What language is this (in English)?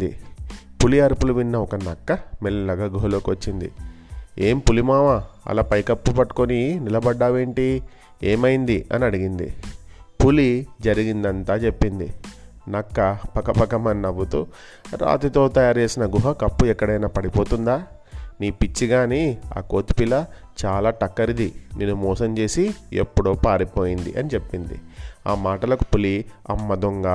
Telugu